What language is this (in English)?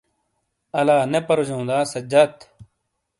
Shina